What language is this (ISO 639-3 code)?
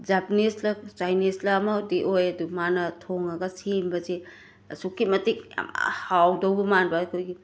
mni